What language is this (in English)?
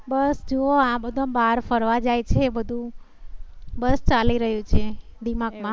Gujarati